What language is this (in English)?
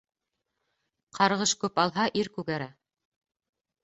Bashkir